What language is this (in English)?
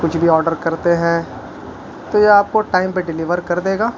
Urdu